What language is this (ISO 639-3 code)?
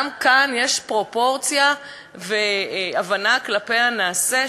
heb